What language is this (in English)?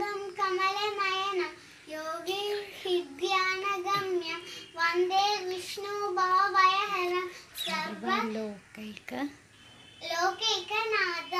Hindi